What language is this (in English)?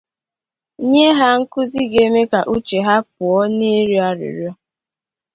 Igbo